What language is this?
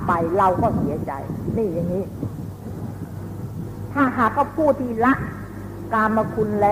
Thai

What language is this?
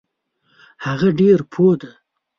Pashto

